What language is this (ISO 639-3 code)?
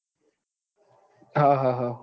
guj